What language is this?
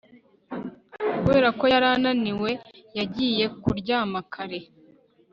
Kinyarwanda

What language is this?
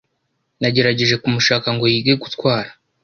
Kinyarwanda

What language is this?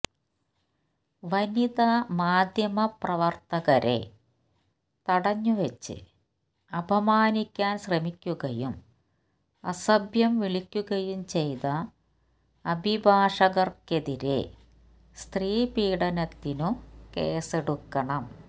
Malayalam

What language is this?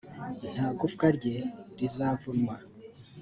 Kinyarwanda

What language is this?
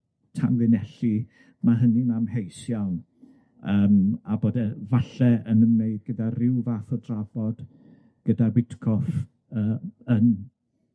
Welsh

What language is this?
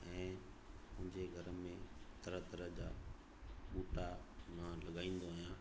Sindhi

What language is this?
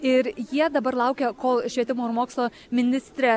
Lithuanian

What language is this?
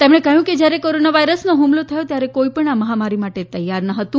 Gujarati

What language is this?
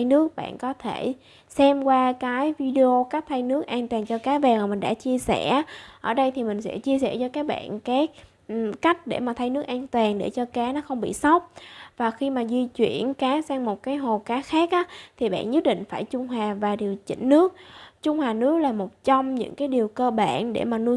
Vietnamese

